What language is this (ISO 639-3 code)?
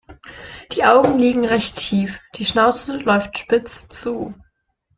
deu